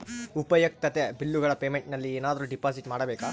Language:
Kannada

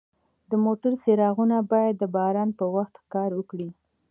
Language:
Pashto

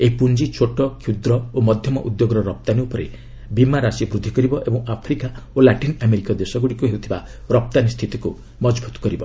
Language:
Odia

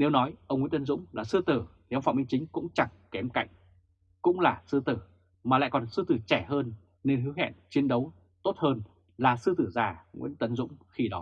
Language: Vietnamese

